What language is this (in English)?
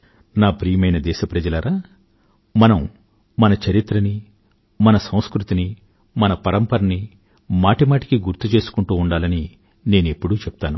Telugu